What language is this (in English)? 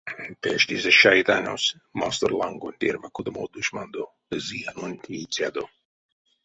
Erzya